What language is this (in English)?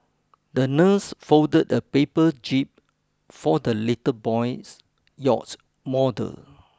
English